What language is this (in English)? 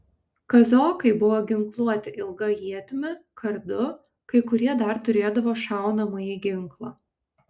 Lithuanian